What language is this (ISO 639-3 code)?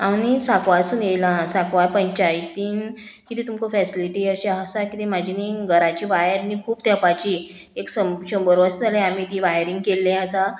kok